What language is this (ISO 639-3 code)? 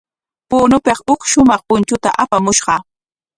qwa